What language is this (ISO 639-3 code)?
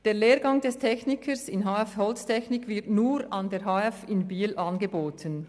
gsw